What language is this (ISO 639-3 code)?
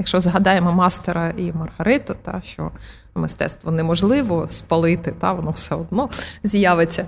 ukr